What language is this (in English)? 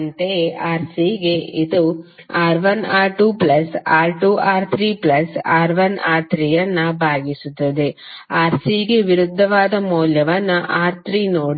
Kannada